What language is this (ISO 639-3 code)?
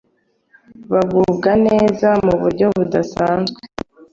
kin